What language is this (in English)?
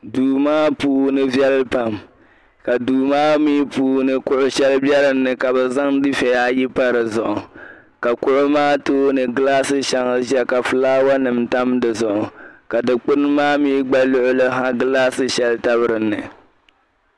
Dagbani